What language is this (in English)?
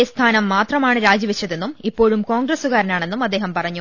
Malayalam